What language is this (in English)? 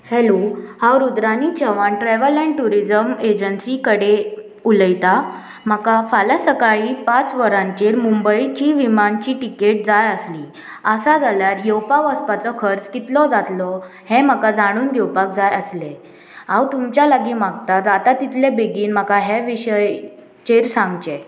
Konkani